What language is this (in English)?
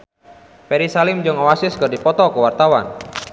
Sundanese